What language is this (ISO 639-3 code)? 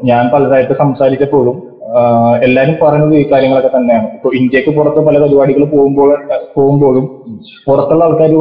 mal